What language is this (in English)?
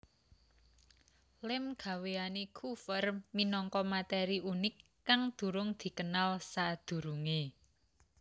Javanese